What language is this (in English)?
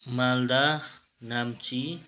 Nepali